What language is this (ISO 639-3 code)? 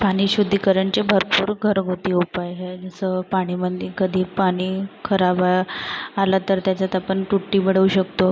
mar